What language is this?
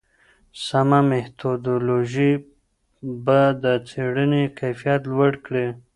Pashto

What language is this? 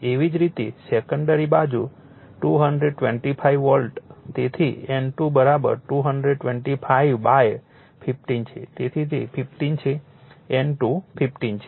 Gujarati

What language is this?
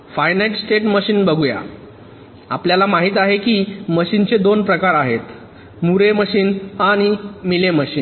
Marathi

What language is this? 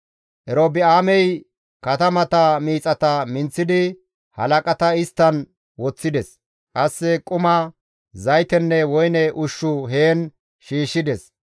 Gamo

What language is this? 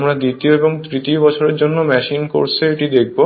Bangla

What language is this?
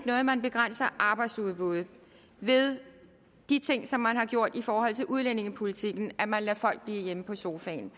Danish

